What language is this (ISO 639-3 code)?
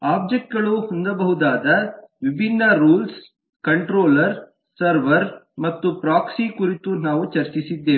kan